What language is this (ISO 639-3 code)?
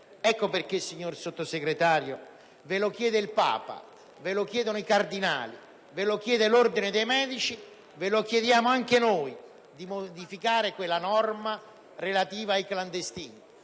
ita